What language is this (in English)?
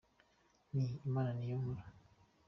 Kinyarwanda